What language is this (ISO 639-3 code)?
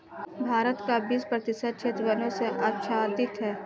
hin